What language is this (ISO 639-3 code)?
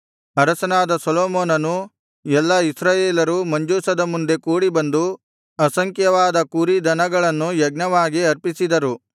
kan